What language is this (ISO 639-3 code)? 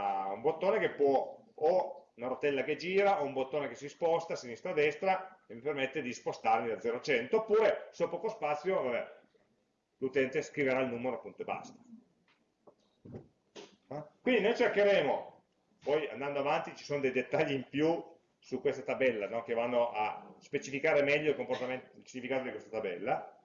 ita